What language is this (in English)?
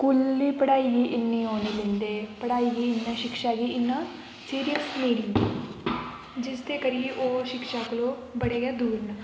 Dogri